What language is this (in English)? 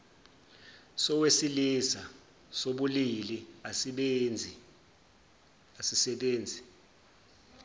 Zulu